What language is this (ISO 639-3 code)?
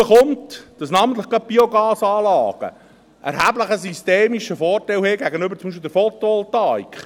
gsw